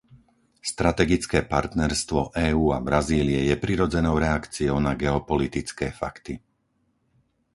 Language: Slovak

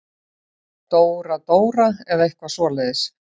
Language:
Icelandic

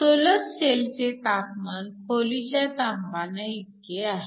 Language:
Marathi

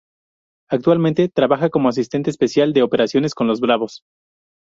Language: Spanish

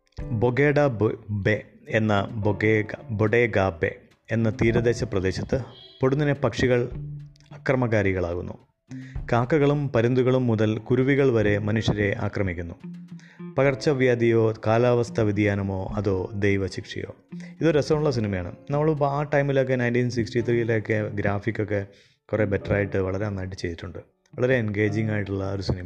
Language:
Malayalam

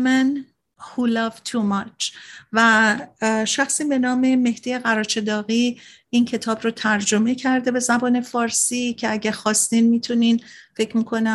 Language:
Persian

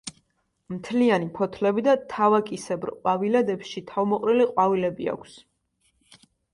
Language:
Georgian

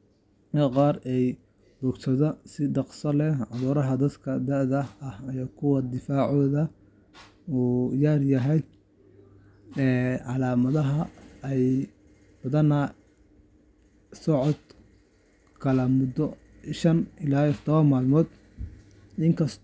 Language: Somali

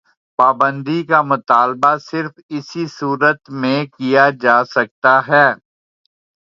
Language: Urdu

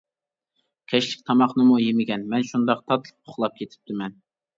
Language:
Uyghur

